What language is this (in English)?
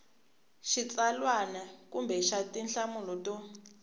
Tsonga